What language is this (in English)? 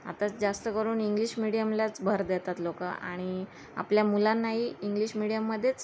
Marathi